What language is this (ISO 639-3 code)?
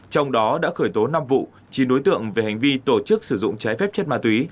vie